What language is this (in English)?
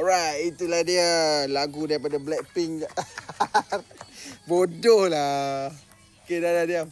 Malay